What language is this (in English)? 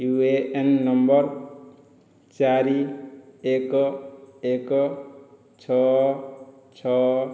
Odia